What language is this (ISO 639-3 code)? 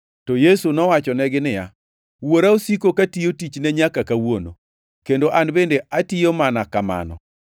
luo